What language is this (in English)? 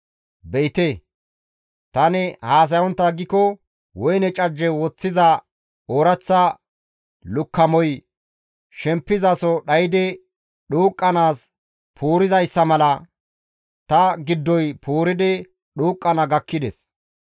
Gamo